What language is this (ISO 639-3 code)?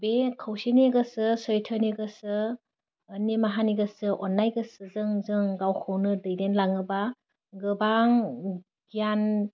brx